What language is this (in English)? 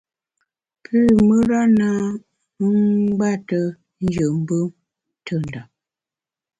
Bamun